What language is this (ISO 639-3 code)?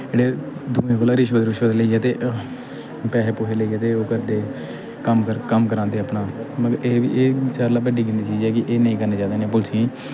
doi